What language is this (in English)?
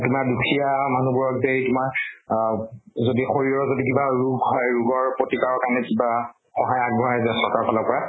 Assamese